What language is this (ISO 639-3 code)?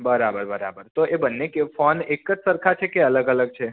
guj